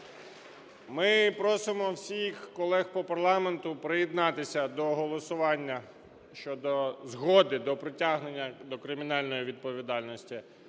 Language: Ukrainian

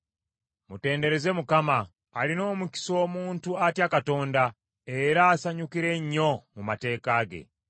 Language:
Ganda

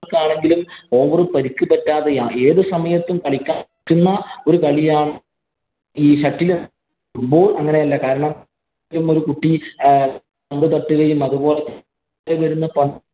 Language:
Malayalam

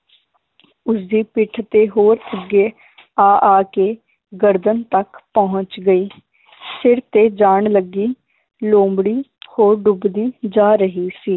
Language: Punjabi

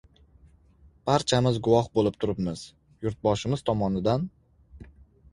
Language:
Uzbek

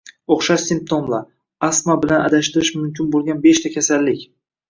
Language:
Uzbek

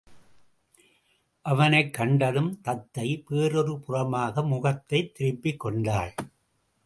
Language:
Tamil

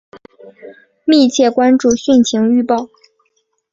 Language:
Chinese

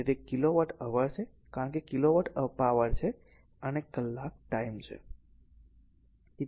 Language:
Gujarati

